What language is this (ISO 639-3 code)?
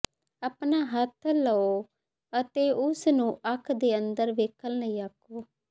pan